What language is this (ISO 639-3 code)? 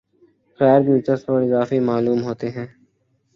urd